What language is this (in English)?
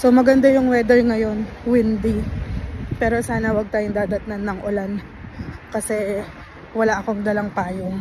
Filipino